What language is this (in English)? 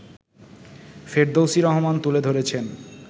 Bangla